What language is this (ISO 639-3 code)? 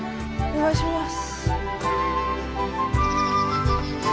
jpn